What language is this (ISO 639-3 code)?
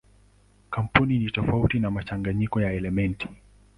swa